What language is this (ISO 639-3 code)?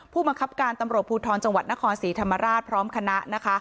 tha